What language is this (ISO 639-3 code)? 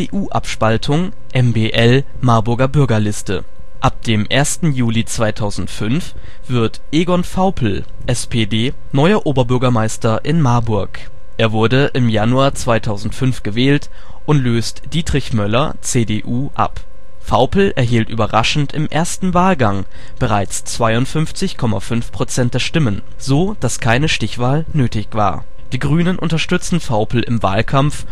deu